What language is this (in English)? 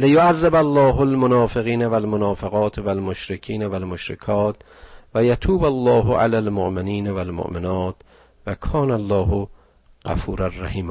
Persian